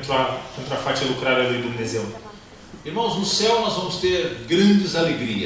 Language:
Portuguese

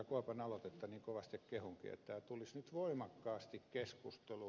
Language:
Finnish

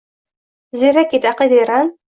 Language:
Uzbek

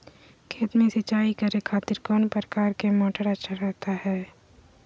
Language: Magahi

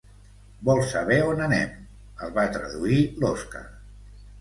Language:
Catalan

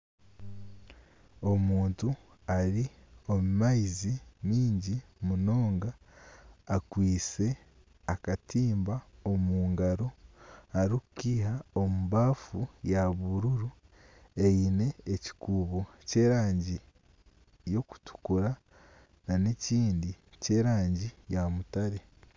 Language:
Nyankole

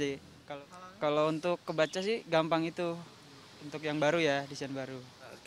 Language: Indonesian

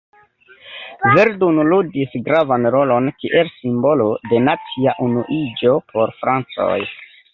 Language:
Esperanto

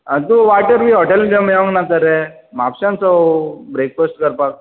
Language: Konkani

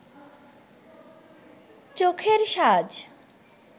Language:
Bangla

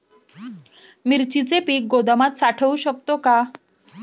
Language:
Marathi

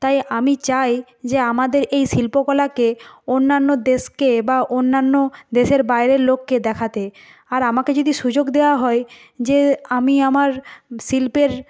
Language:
Bangla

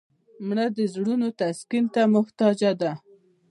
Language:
Pashto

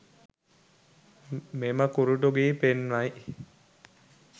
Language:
Sinhala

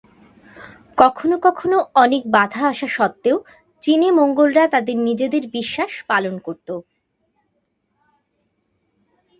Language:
Bangla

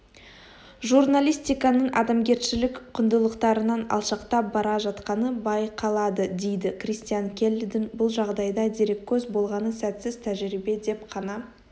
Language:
Kazakh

